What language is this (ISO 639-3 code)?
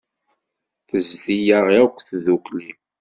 kab